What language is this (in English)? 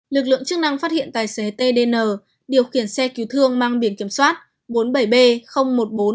Vietnamese